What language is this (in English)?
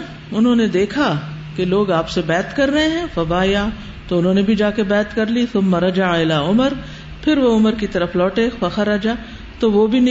Urdu